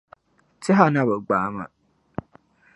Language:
Dagbani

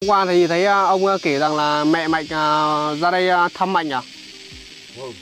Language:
Vietnamese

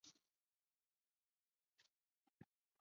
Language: Chinese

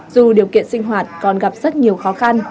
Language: Vietnamese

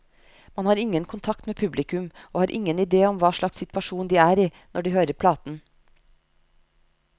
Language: Norwegian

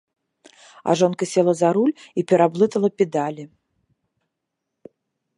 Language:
Belarusian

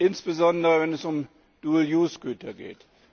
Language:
German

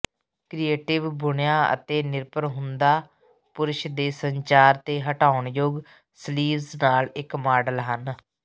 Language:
Punjabi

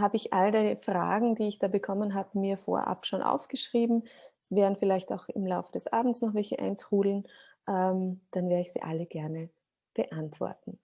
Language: German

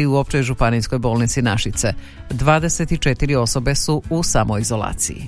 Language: Croatian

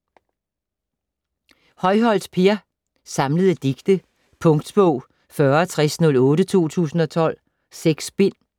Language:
Danish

